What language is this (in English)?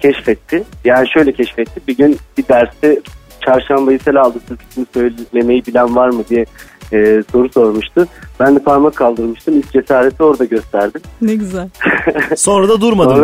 Turkish